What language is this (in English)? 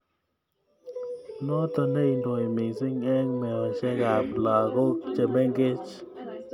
Kalenjin